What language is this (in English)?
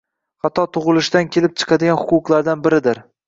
Uzbek